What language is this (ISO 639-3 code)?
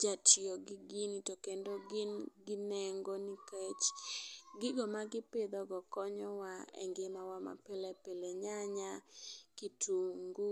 luo